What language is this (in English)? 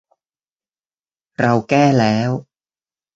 Thai